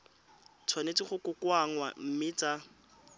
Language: Tswana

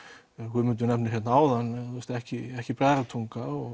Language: Icelandic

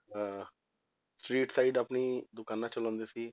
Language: Punjabi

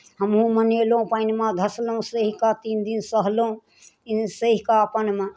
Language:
Maithili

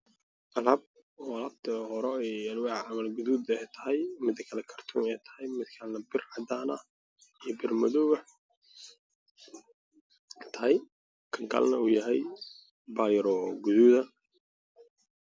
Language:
Somali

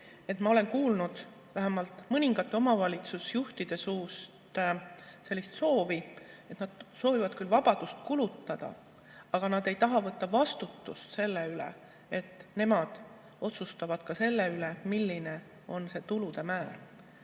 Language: Estonian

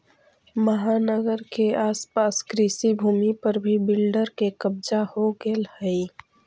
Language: Magahi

